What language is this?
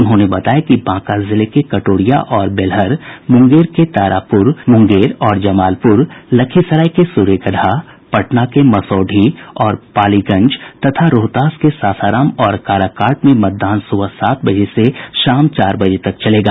Hindi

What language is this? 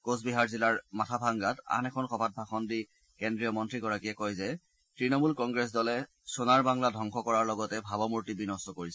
Assamese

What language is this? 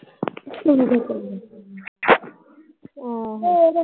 Punjabi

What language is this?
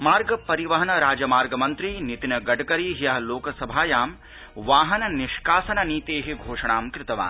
Sanskrit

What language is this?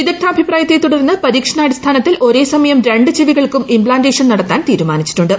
Malayalam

